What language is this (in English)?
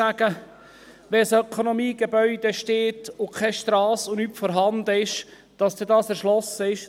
Swiss German